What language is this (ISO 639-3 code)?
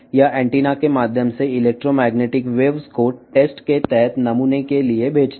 tel